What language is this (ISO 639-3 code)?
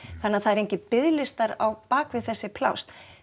isl